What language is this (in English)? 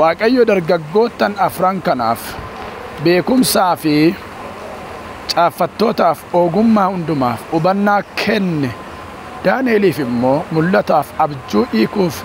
Arabic